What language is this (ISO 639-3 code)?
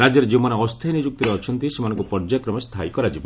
ori